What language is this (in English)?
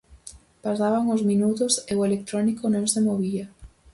Galician